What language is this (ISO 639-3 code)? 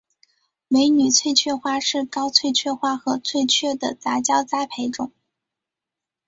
zho